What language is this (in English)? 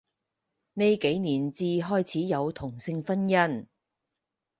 Cantonese